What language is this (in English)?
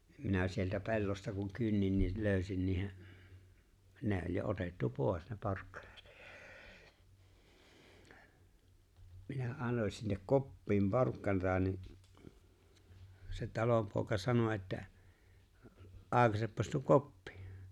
Finnish